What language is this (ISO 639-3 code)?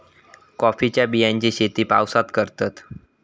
mar